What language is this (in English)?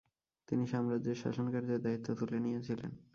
Bangla